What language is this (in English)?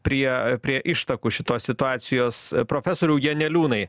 Lithuanian